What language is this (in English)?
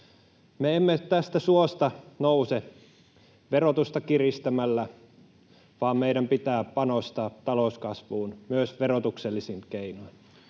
Finnish